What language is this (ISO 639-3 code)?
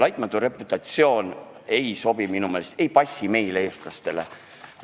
est